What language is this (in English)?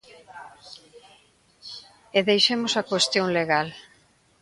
Galician